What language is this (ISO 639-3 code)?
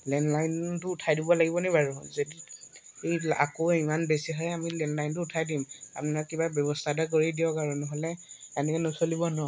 asm